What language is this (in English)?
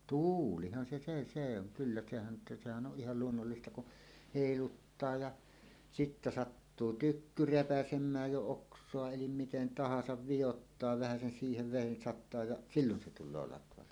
Finnish